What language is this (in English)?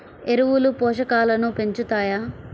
Telugu